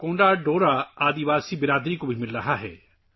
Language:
Urdu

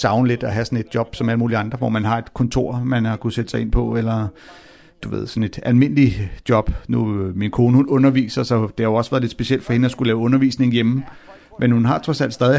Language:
Danish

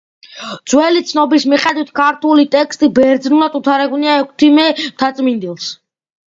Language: Georgian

